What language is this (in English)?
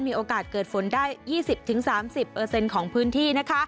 Thai